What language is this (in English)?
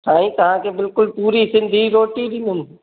Sindhi